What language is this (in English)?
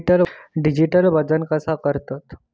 Marathi